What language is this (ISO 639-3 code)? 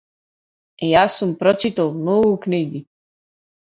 mkd